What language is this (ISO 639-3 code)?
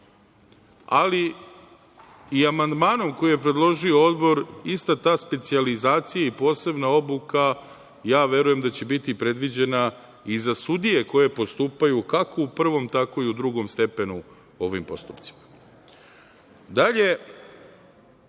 srp